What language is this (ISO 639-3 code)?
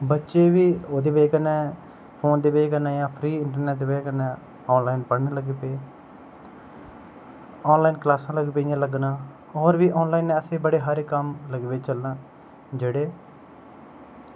doi